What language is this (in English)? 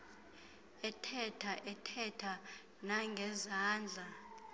Xhosa